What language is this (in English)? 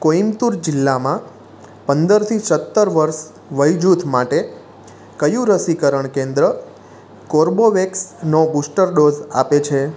Gujarati